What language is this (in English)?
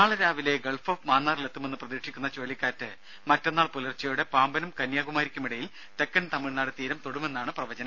Malayalam